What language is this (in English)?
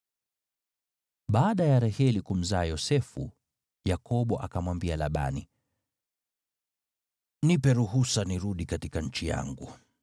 Swahili